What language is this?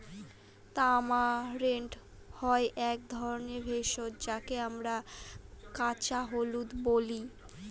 Bangla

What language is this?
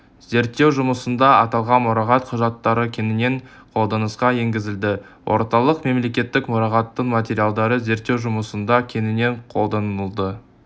Kazakh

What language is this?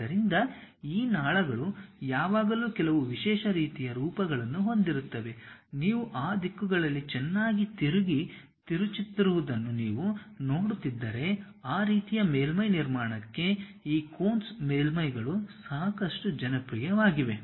Kannada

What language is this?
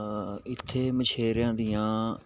Punjabi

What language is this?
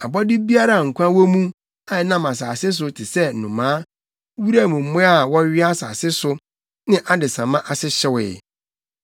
Akan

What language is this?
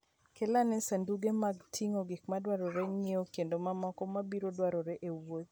Luo (Kenya and Tanzania)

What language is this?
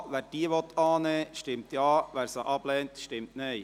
Swiss German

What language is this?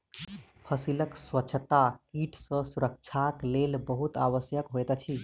Maithili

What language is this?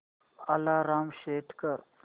Marathi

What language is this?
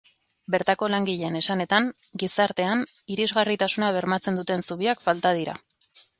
Basque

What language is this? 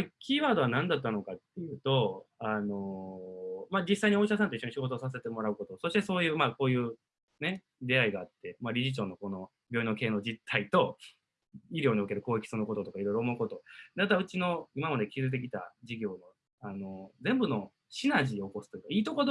Japanese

